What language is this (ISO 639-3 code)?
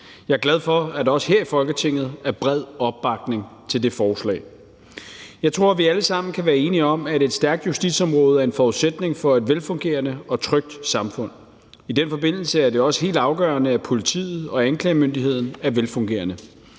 dan